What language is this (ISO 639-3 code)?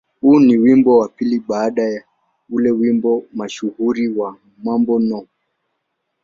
swa